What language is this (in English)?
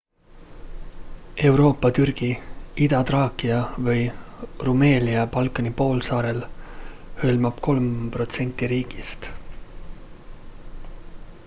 Estonian